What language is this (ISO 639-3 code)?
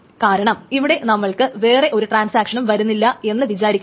mal